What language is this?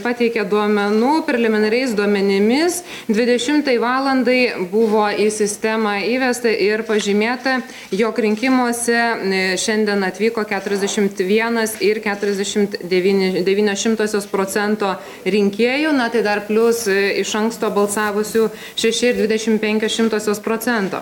Lithuanian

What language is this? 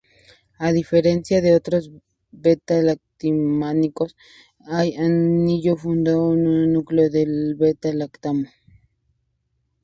Spanish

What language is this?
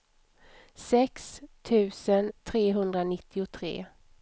Swedish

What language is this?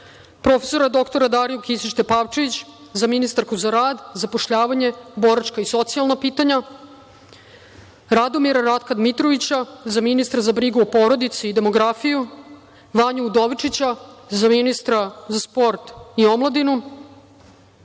Serbian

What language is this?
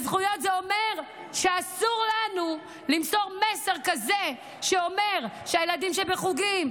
Hebrew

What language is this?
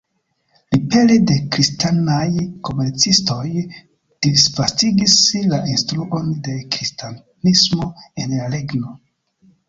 Esperanto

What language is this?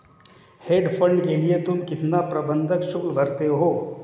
Hindi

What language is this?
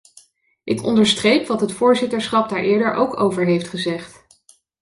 Dutch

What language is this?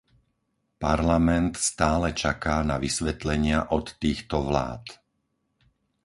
Slovak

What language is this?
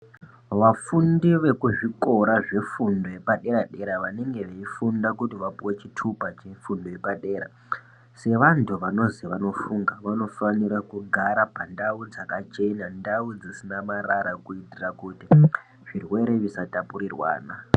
Ndau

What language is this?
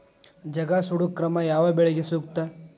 Kannada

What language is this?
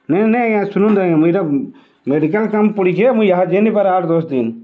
Odia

